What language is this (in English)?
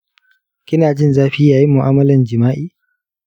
Hausa